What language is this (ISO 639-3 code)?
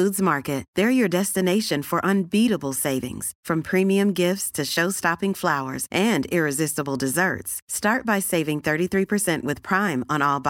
swe